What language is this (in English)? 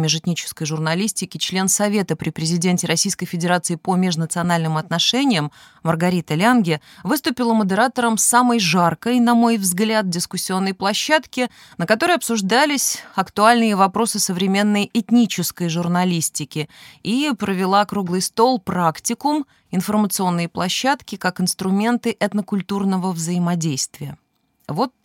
Russian